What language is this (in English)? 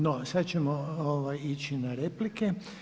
Croatian